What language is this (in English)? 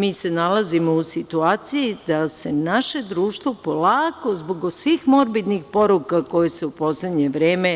Serbian